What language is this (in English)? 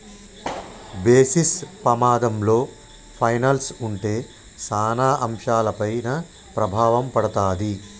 Telugu